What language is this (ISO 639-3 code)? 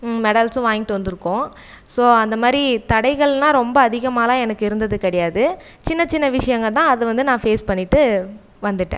tam